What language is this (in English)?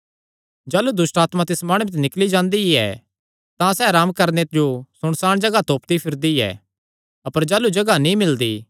Kangri